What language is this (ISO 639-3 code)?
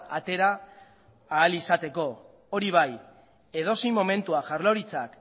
eus